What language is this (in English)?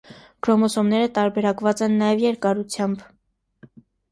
Armenian